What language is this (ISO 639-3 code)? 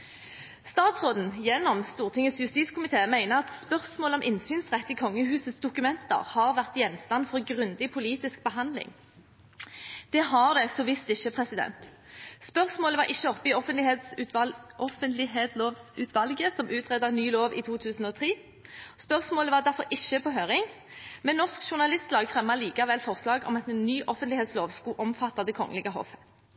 nob